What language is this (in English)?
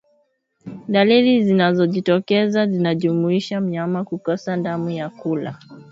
Swahili